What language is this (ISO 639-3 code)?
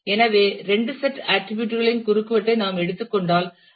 tam